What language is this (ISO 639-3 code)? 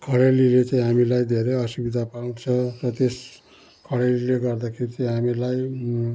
nep